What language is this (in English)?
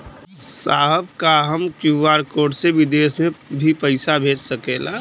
Bhojpuri